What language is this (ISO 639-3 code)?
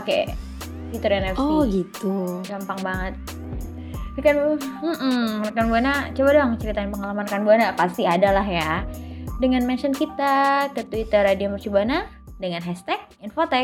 ind